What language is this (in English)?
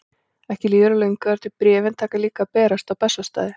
Icelandic